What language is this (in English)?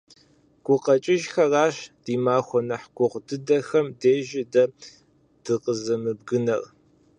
Kabardian